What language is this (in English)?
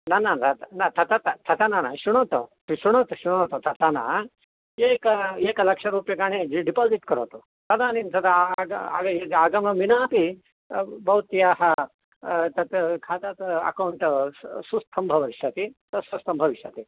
Sanskrit